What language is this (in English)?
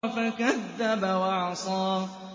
Arabic